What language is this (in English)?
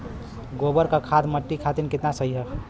Bhojpuri